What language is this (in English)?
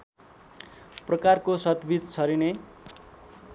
Nepali